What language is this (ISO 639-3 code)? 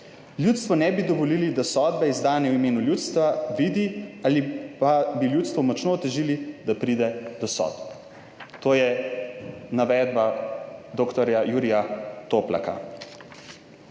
slv